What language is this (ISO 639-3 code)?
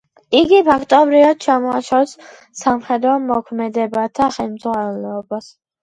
kat